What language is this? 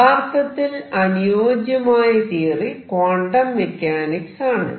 Malayalam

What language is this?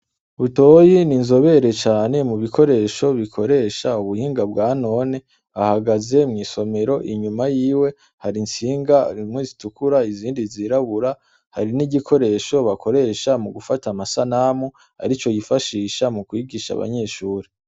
Rundi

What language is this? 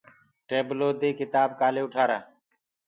Gurgula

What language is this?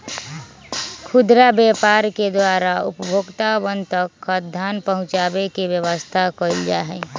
Magahi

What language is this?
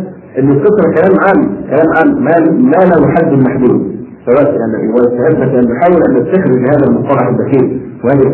Arabic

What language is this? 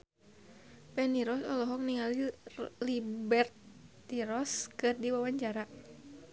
Sundanese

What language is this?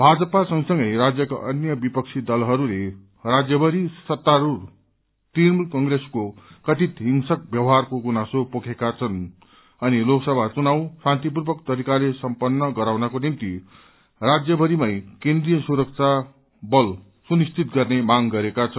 Nepali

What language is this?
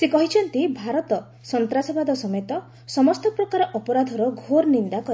Odia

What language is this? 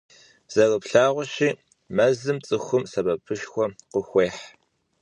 Kabardian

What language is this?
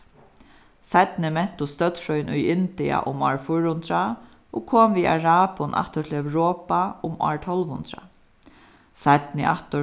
Faroese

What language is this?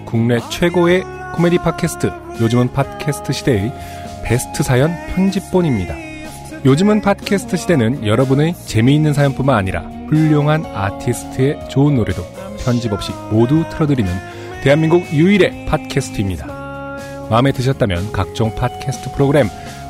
Korean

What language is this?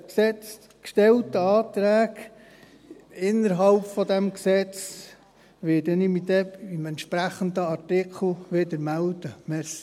Swiss German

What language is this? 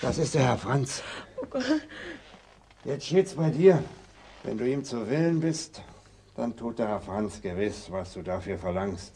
German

